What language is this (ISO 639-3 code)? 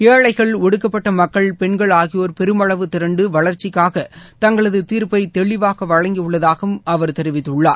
tam